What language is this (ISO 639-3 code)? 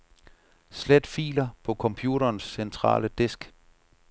dan